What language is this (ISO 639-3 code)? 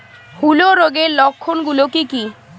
ben